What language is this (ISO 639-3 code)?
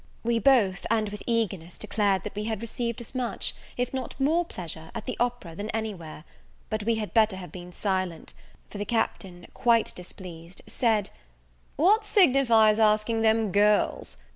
eng